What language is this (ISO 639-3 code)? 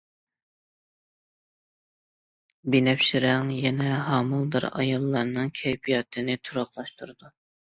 uig